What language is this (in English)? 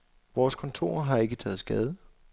Danish